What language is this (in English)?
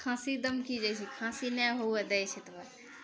Maithili